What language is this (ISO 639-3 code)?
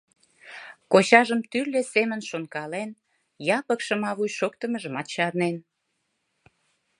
chm